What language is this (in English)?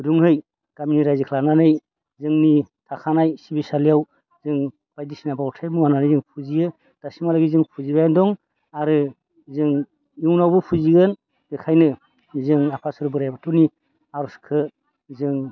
Bodo